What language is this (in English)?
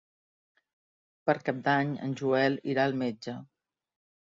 Catalan